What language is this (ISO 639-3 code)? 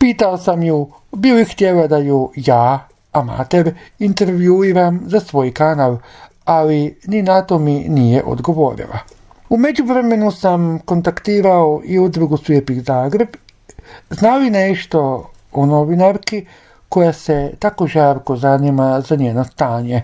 hrv